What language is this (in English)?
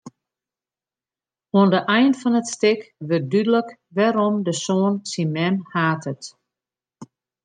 Western Frisian